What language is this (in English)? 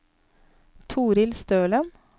Norwegian